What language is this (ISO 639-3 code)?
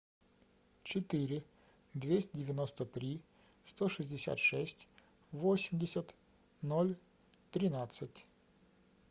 rus